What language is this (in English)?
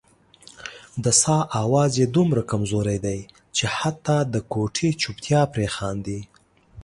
Pashto